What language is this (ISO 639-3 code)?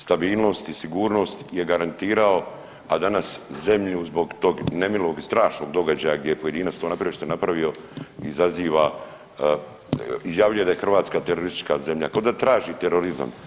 hrv